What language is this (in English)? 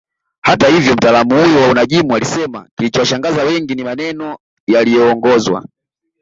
Swahili